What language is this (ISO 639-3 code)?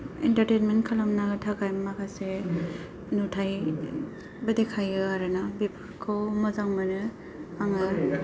brx